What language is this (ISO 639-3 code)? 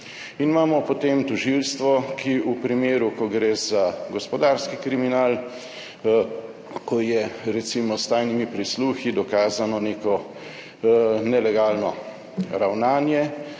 slv